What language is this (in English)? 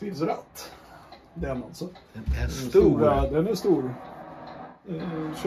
Swedish